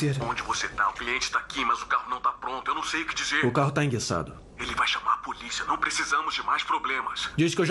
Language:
Portuguese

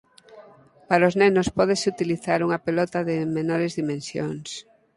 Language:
Galician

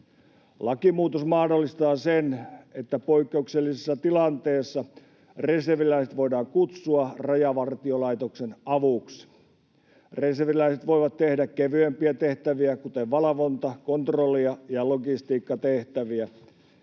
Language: Finnish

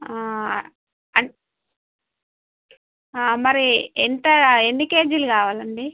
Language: Telugu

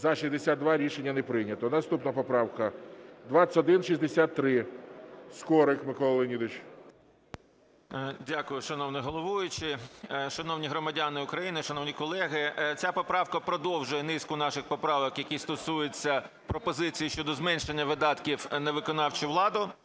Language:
Ukrainian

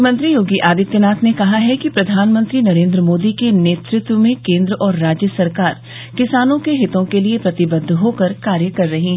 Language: Hindi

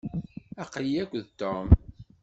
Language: Kabyle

